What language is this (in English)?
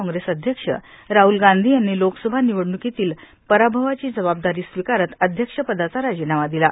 Marathi